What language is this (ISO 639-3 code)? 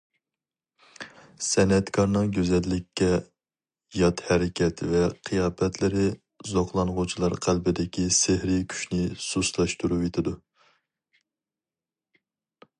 uig